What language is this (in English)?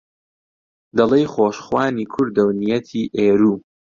Central Kurdish